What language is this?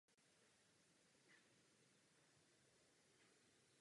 Czech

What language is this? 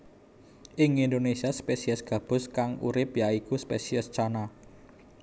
Javanese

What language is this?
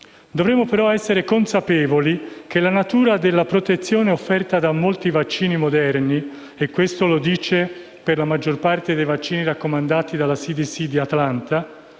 Italian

